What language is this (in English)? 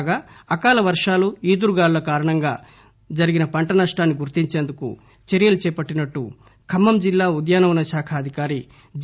Telugu